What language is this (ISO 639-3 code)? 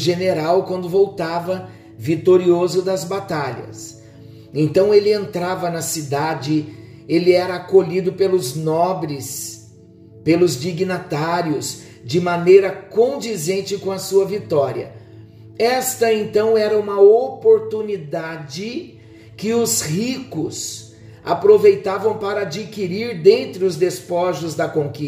por